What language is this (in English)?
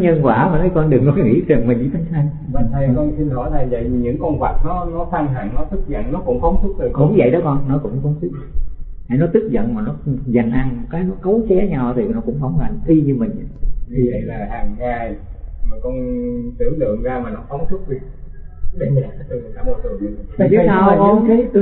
Vietnamese